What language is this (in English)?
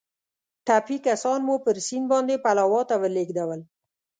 Pashto